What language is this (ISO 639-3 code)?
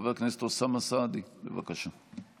heb